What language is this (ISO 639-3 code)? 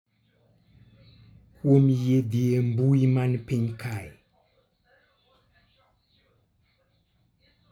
luo